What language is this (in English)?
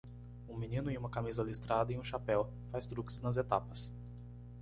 Portuguese